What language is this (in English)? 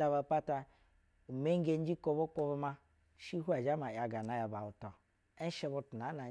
Basa (Nigeria)